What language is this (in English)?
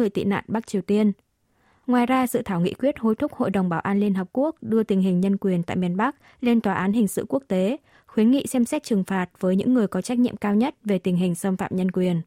Vietnamese